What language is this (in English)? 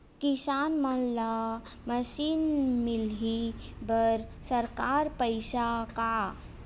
Chhattisgarhi